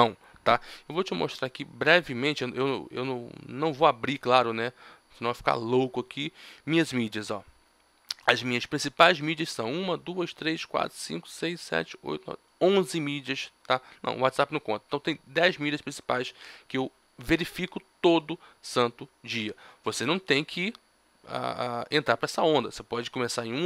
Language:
Portuguese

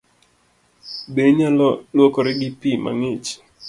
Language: Luo (Kenya and Tanzania)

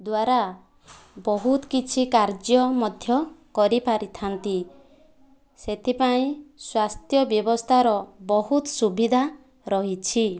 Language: Odia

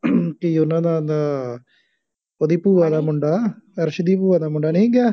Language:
Punjabi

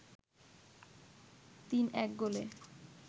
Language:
Bangla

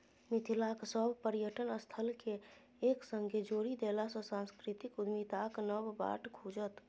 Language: Maithili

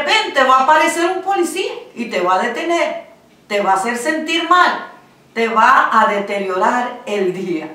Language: Spanish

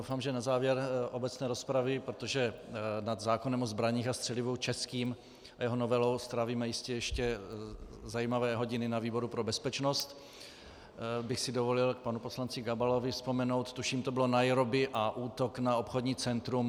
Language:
Czech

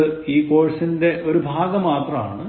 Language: Malayalam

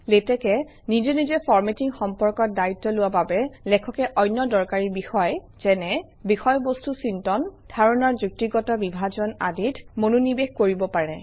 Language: Assamese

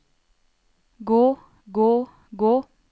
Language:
Norwegian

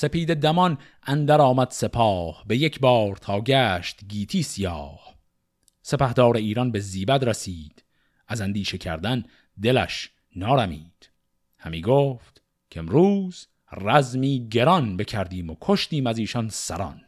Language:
Persian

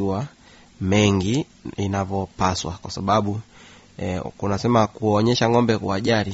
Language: Swahili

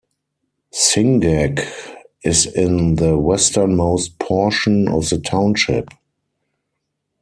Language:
English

